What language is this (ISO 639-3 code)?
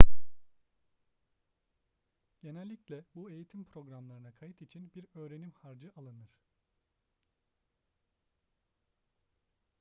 tur